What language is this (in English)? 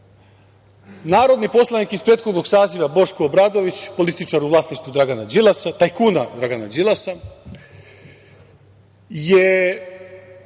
Serbian